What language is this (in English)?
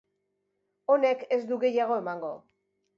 Basque